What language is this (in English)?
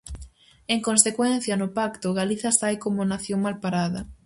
Galician